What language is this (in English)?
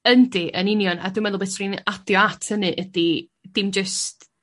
Welsh